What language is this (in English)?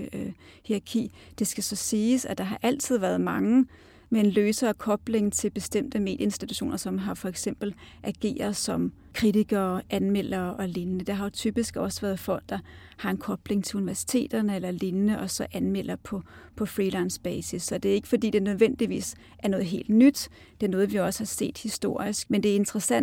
Danish